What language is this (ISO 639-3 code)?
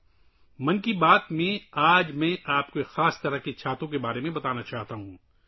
urd